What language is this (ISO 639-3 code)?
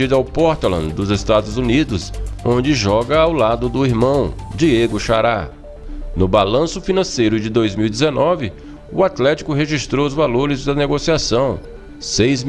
por